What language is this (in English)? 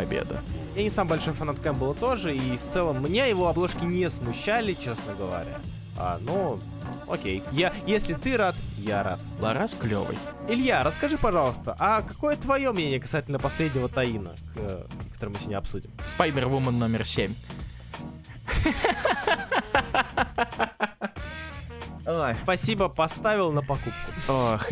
Russian